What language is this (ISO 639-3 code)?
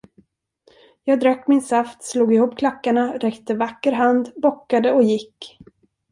swe